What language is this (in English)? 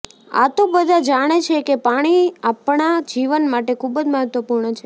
Gujarati